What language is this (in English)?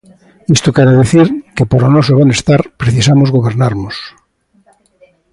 Galician